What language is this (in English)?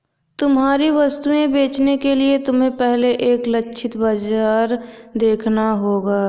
Hindi